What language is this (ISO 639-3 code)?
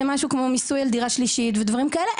heb